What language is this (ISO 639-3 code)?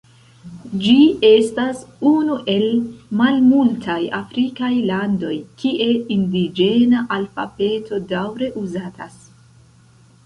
epo